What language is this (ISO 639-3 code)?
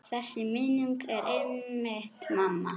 isl